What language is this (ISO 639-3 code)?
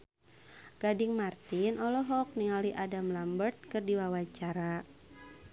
sun